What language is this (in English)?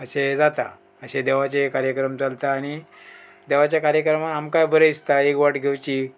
Konkani